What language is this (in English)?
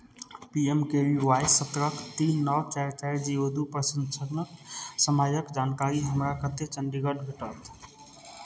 Maithili